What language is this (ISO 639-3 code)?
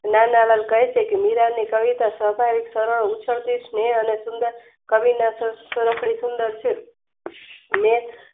guj